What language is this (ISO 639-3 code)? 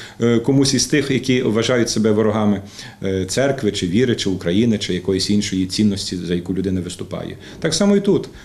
rus